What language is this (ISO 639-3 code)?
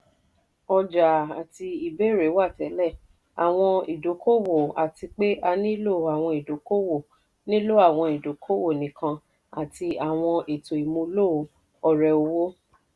yor